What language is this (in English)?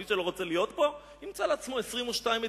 Hebrew